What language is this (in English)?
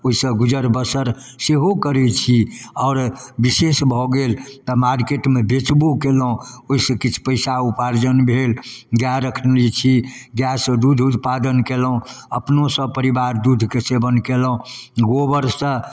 Maithili